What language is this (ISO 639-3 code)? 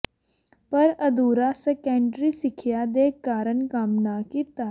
pan